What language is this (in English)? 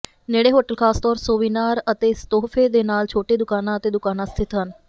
Punjabi